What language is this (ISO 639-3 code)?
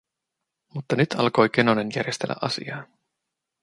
fin